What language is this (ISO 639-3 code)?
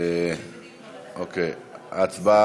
heb